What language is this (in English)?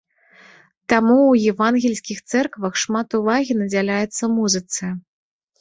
Belarusian